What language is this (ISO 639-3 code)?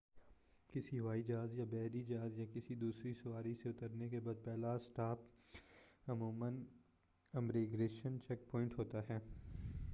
urd